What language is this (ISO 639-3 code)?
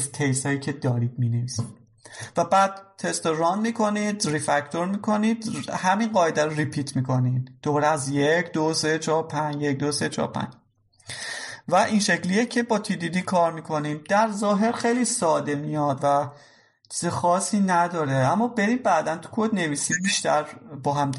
fas